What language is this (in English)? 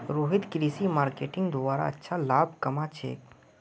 Magahi